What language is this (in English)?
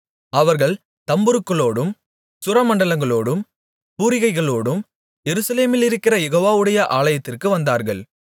Tamil